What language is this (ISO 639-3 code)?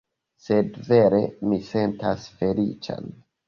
epo